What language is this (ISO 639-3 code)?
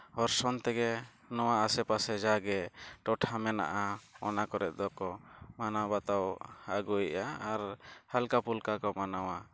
sat